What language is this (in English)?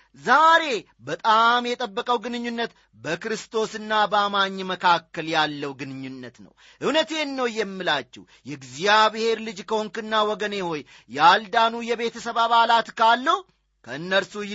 Amharic